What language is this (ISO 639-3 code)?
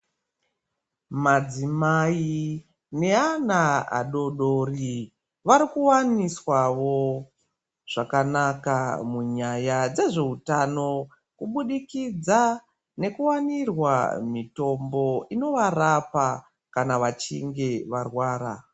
ndc